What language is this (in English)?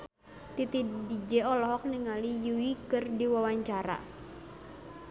Sundanese